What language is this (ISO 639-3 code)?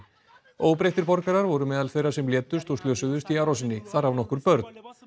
isl